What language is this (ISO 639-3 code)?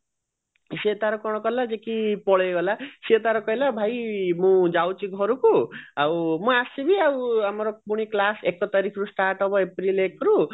ori